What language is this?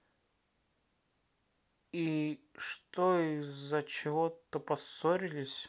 Russian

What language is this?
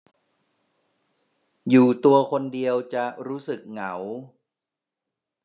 Thai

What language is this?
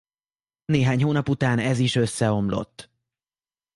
Hungarian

